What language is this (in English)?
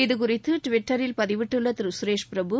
Tamil